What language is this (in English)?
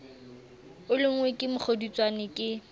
Southern Sotho